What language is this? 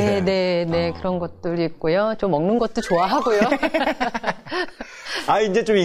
Korean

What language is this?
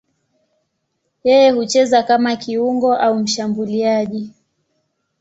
Swahili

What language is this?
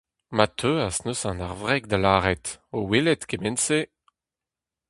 Breton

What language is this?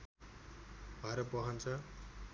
Nepali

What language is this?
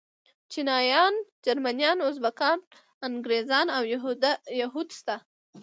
Pashto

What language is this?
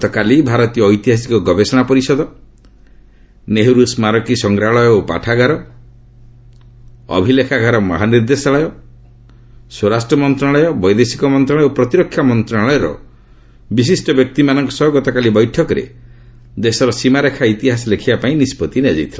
Odia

